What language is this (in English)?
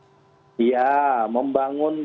Indonesian